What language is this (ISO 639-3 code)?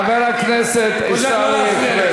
heb